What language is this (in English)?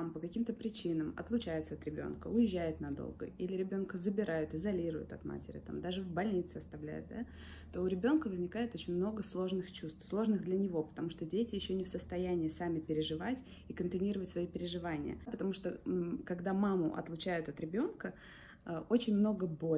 Russian